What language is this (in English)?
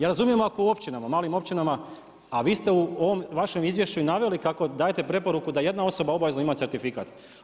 Croatian